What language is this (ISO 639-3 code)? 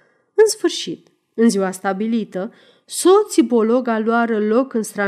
ron